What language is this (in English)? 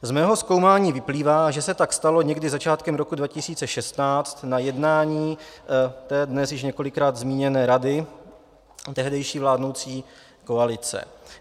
Czech